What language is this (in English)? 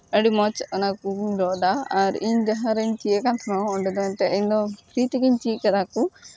Santali